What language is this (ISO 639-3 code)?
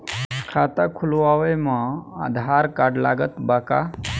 bho